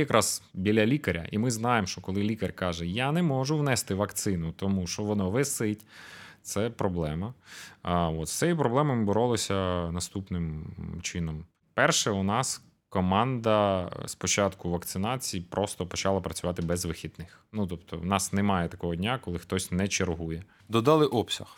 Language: Ukrainian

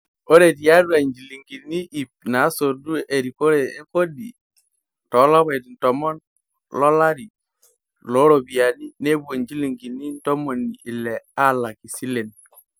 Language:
Masai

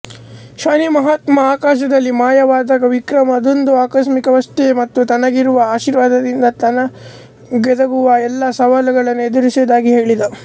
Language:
Kannada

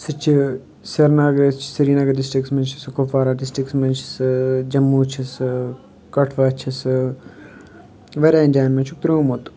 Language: Kashmiri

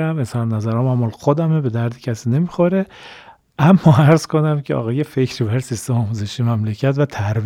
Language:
Persian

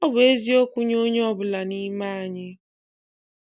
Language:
Igbo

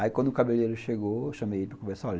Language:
Portuguese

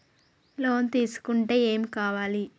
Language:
Telugu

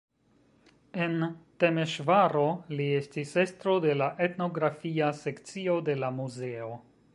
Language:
Esperanto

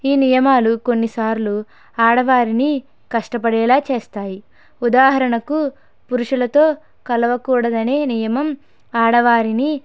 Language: Telugu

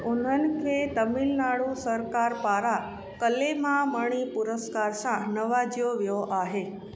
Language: Sindhi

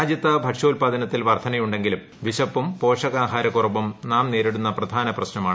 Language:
Malayalam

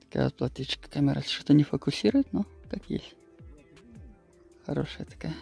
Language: Russian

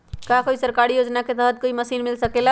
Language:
Magahi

